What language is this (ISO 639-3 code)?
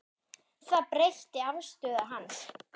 isl